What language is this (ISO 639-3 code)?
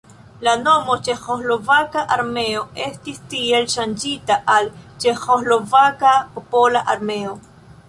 epo